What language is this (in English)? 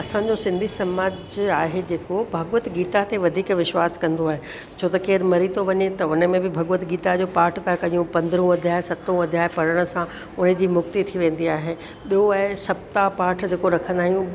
Sindhi